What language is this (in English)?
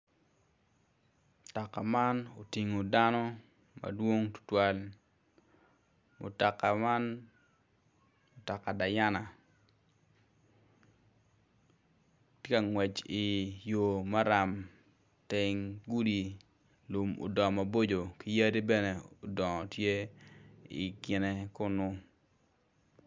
Acoli